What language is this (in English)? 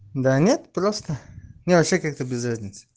Russian